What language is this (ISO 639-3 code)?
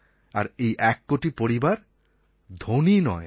ben